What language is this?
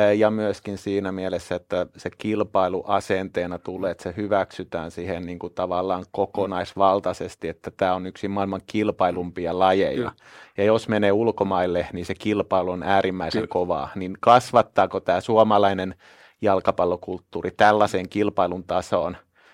Finnish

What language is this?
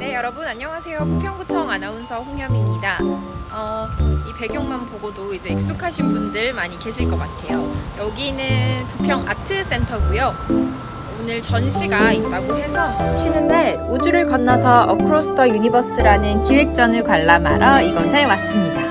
Korean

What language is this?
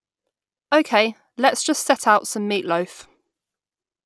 English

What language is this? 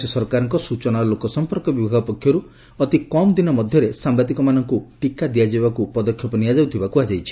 Odia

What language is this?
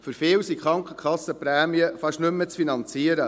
Swiss German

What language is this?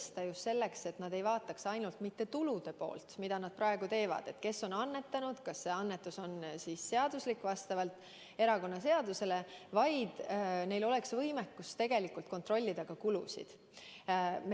Estonian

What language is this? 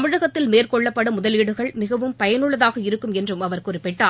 Tamil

